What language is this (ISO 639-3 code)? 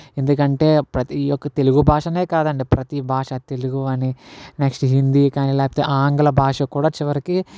tel